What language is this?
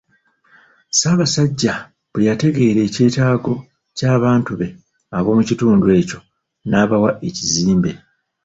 Ganda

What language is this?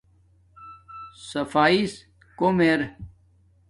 Domaaki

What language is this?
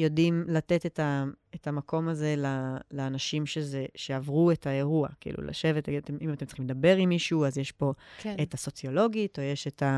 Hebrew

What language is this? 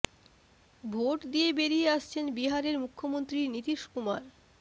Bangla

